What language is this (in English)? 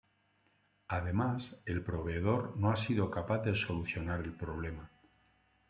Spanish